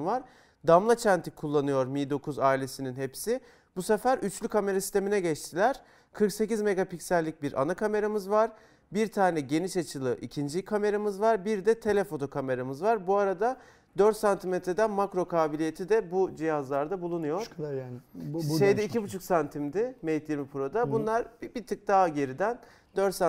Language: Turkish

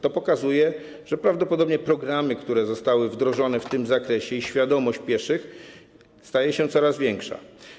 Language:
Polish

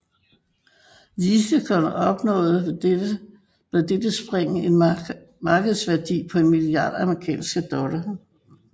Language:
Danish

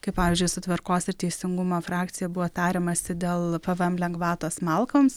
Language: Lithuanian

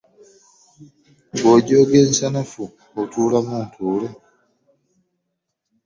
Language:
Ganda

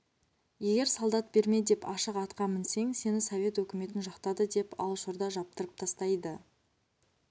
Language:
Kazakh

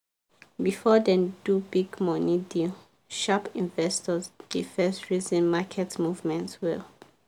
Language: Nigerian Pidgin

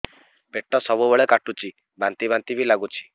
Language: Odia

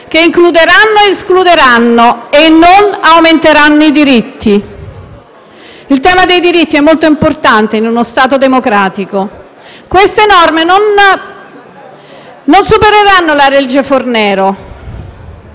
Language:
Italian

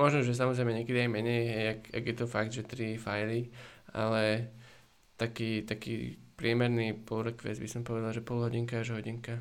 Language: Slovak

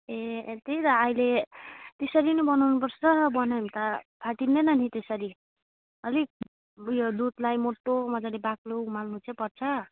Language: Nepali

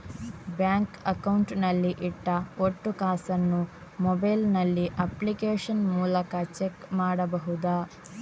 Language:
Kannada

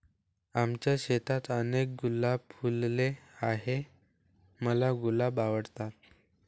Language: Marathi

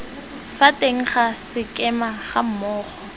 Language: Tswana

